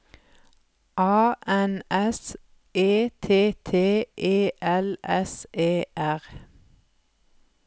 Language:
Norwegian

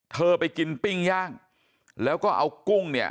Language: Thai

